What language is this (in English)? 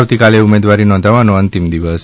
Gujarati